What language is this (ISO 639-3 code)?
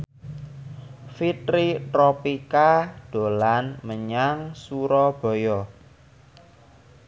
jav